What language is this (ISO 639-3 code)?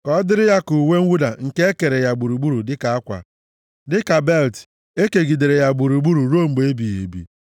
ibo